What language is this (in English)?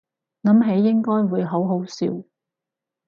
Cantonese